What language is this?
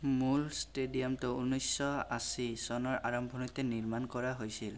Assamese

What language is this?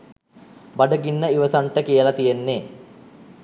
Sinhala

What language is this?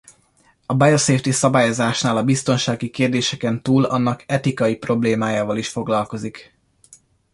Hungarian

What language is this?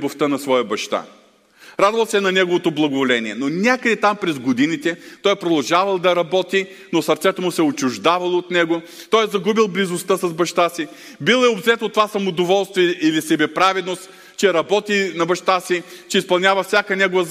Bulgarian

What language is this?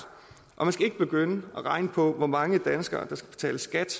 Danish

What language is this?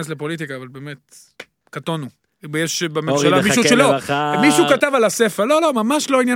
Hebrew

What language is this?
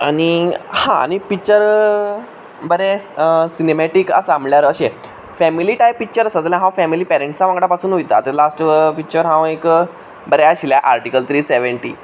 Konkani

